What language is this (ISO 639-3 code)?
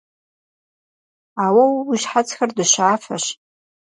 kbd